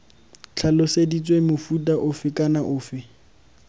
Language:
Tswana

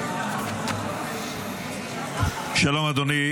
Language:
Hebrew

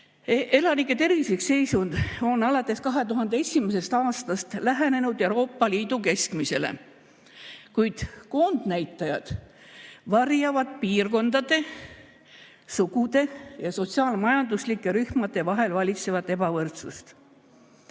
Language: Estonian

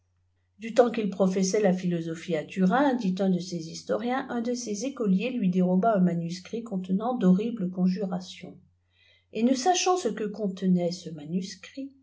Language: French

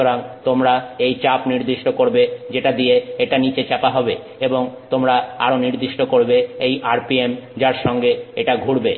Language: Bangla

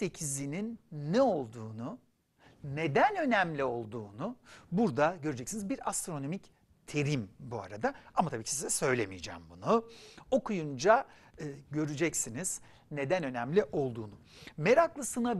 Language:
Turkish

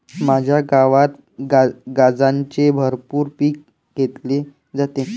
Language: Marathi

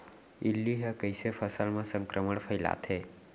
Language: Chhattisgarhi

